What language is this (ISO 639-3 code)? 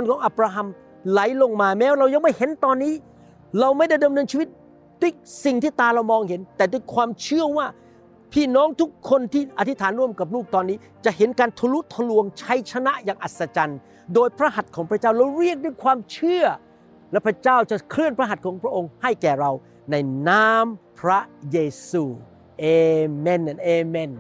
tha